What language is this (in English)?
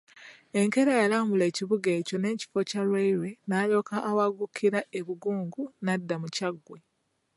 Ganda